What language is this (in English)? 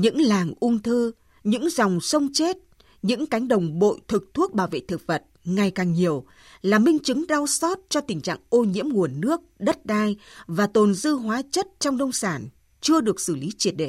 Vietnamese